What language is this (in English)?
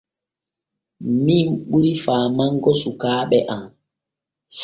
Borgu Fulfulde